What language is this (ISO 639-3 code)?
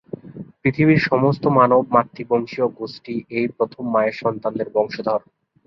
ben